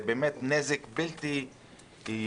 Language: Hebrew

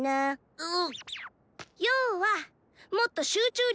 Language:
Japanese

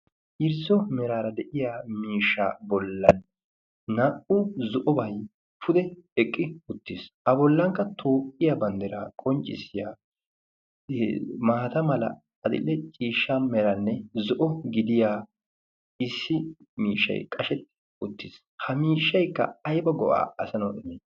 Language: Wolaytta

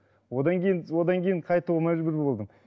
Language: Kazakh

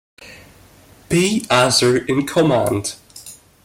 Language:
English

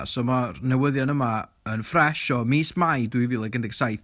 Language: Welsh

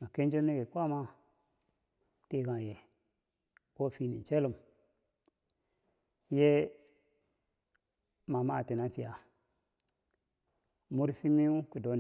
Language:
Bangwinji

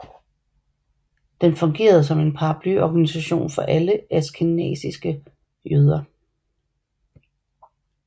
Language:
Danish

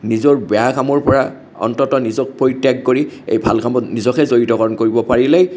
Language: Assamese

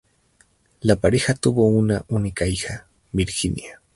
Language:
Spanish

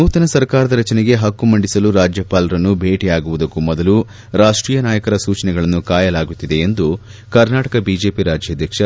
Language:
Kannada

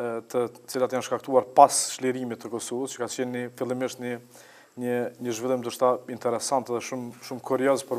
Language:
Italian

